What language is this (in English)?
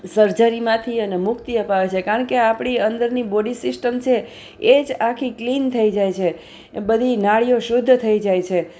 Gujarati